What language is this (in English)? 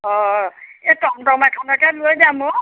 Assamese